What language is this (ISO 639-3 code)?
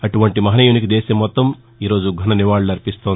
tel